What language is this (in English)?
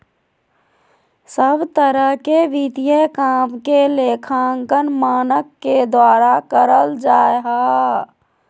Magahi